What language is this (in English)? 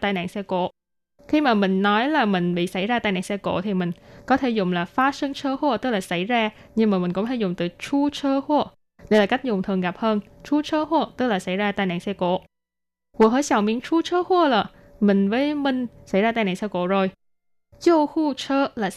Vietnamese